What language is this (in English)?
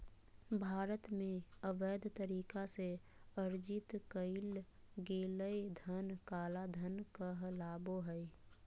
Magahi